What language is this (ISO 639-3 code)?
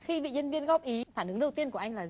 vie